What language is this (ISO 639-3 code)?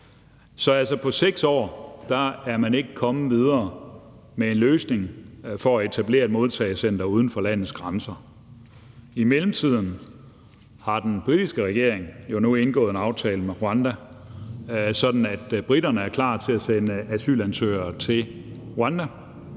dan